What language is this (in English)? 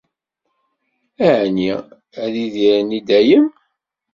Kabyle